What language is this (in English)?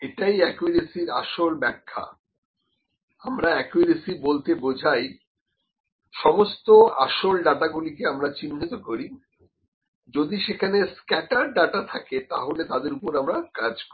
Bangla